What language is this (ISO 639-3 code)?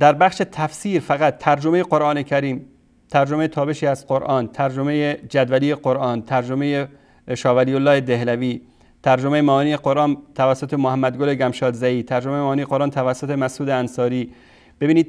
fas